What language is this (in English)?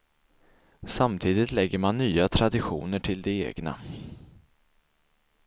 Swedish